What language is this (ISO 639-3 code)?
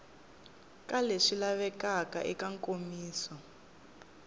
tso